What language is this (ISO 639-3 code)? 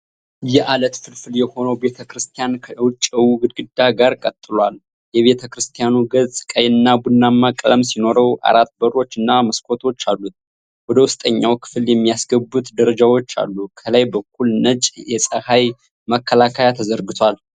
amh